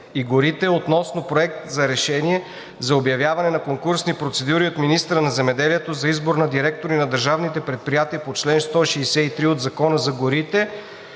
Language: Bulgarian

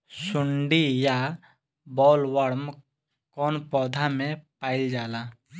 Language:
Bhojpuri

